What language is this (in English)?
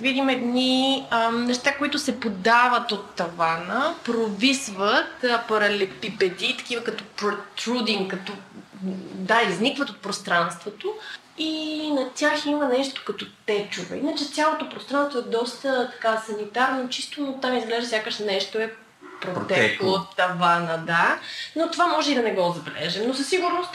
Bulgarian